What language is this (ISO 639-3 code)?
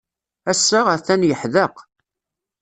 kab